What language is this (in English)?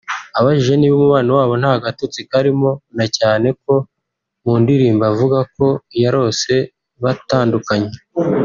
Kinyarwanda